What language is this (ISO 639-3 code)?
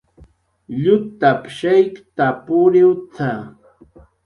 jqr